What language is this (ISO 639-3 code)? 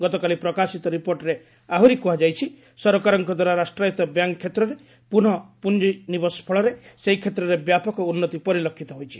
ori